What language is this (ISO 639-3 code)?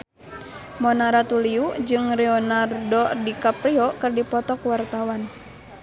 sun